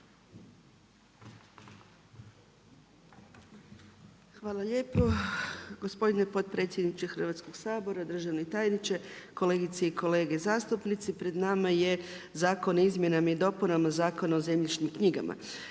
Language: Croatian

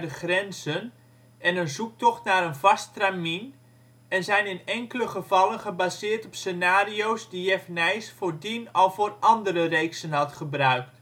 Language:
Dutch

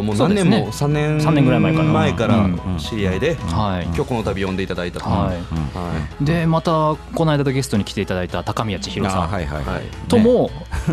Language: Japanese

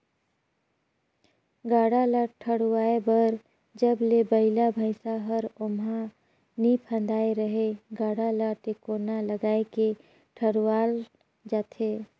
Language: Chhattisgarhi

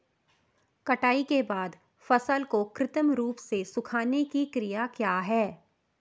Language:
Hindi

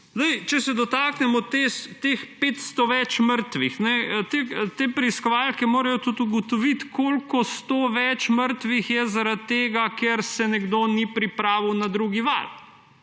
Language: Slovenian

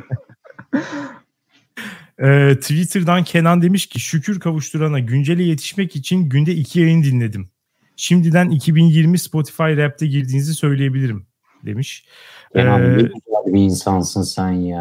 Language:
Turkish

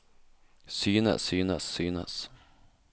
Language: Norwegian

